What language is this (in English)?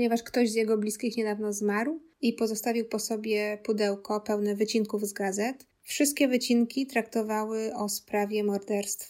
Polish